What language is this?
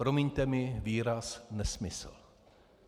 Czech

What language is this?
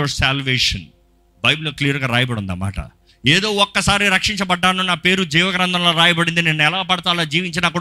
Telugu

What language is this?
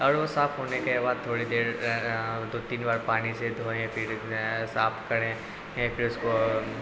Urdu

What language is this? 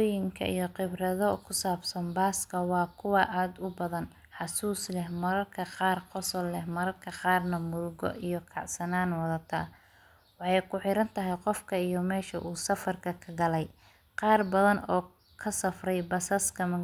Somali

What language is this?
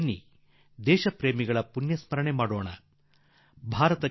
Kannada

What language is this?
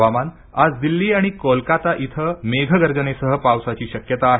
Marathi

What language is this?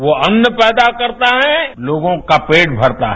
Hindi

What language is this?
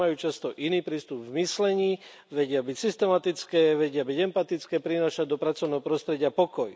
Slovak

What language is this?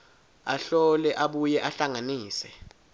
Swati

